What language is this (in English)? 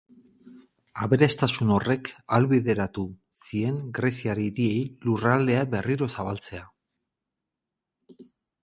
Basque